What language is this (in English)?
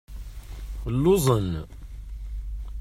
Kabyle